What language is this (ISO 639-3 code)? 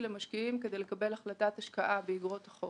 heb